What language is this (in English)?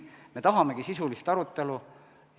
Estonian